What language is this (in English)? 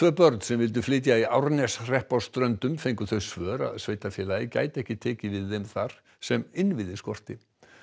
Icelandic